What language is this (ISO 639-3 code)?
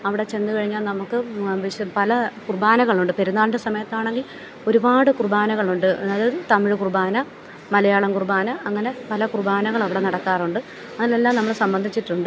mal